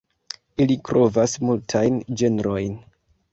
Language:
Esperanto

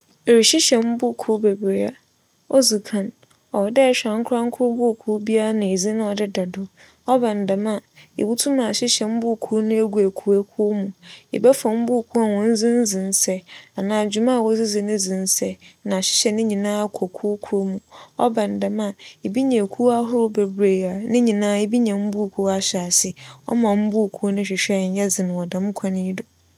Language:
Akan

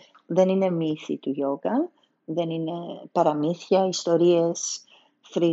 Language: Greek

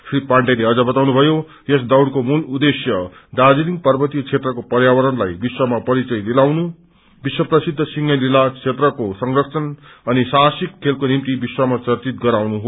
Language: Nepali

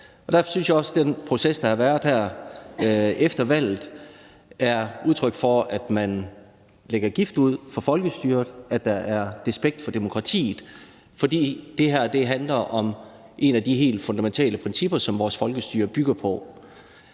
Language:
Danish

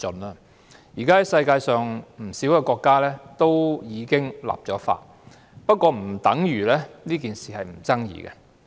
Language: Cantonese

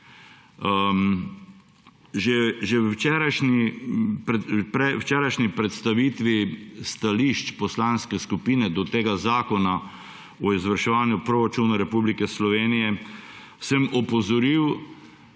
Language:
Slovenian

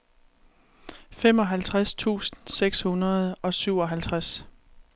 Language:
Danish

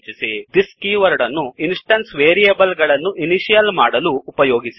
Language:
Kannada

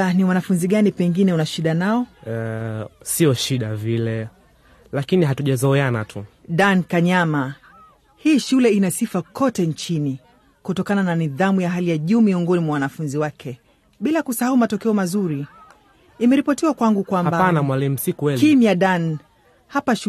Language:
Swahili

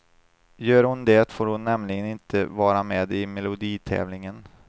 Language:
Swedish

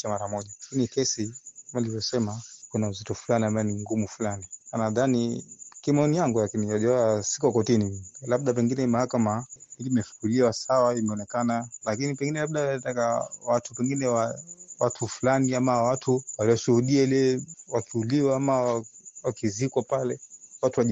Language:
Swahili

